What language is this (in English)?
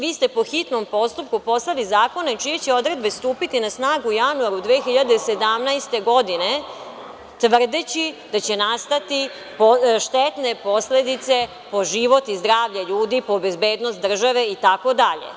Serbian